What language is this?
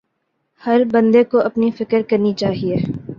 Urdu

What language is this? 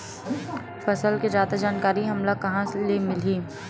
Chhattisgarhi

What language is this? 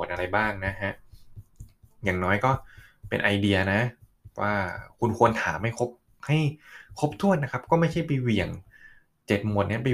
Thai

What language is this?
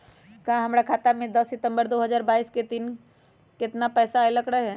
Magahi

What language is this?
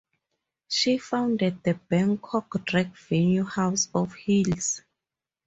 English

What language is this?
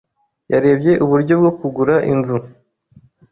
Kinyarwanda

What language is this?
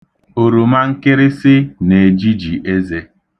Igbo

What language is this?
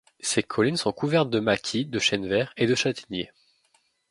French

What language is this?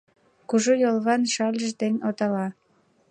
Mari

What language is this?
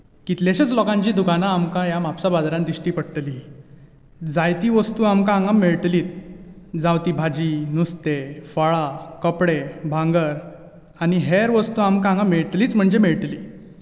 Konkani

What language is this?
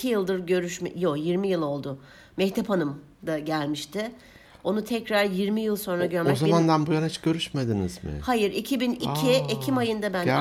Turkish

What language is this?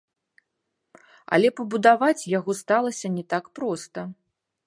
Belarusian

